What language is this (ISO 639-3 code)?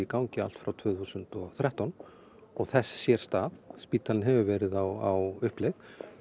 isl